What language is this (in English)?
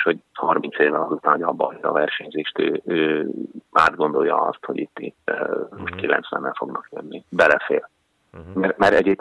Hungarian